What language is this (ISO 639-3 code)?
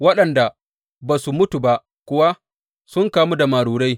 hau